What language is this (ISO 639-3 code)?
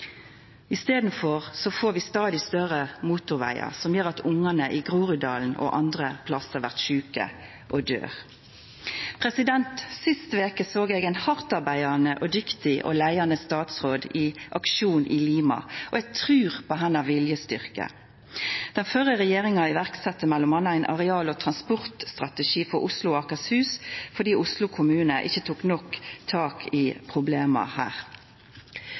nno